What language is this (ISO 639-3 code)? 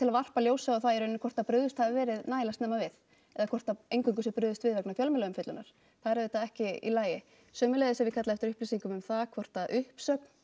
isl